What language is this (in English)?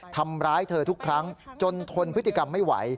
Thai